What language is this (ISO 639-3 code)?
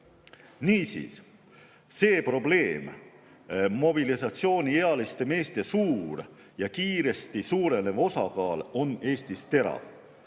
est